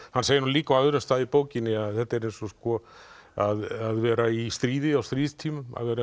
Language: Icelandic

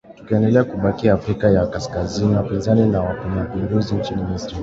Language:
Swahili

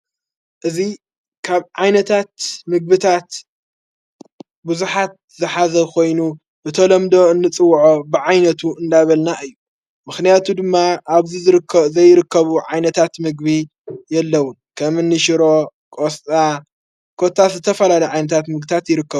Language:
Tigrinya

